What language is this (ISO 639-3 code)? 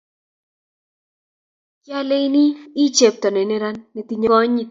kln